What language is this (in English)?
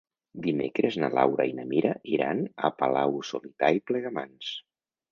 Catalan